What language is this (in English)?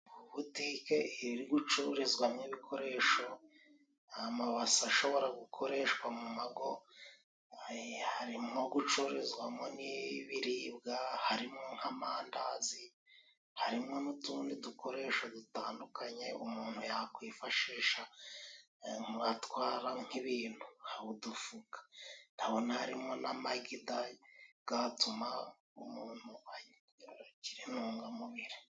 Kinyarwanda